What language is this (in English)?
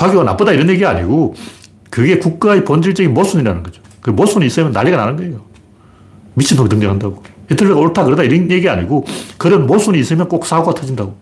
Korean